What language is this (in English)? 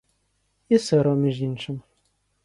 Ukrainian